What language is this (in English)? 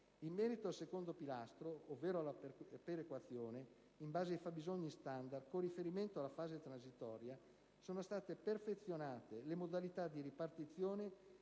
Italian